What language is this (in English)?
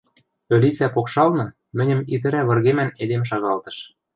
Western Mari